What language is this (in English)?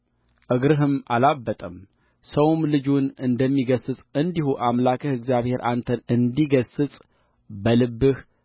Amharic